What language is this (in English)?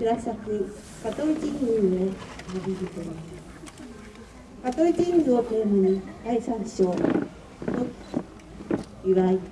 Japanese